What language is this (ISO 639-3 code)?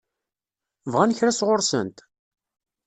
kab